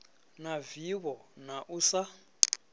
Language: Venda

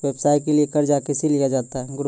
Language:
Maithili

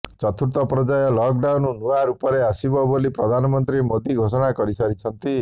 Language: Odia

